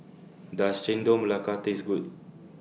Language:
English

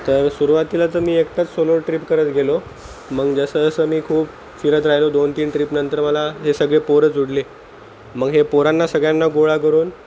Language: Marathi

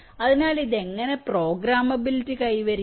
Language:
Malayalam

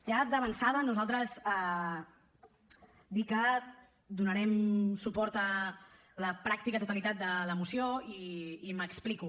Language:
Catalan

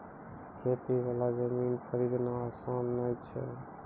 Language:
Maithili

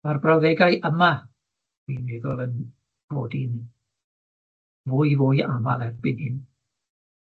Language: Welsh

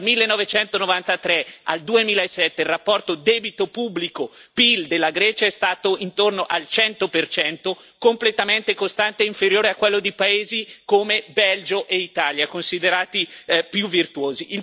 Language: Italian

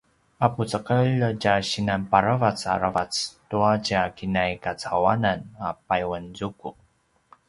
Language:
Paiwan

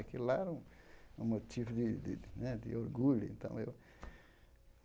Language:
Portuguese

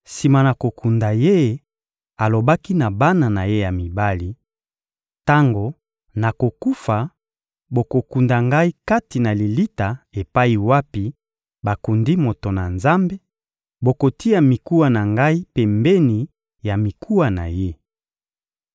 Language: Lingala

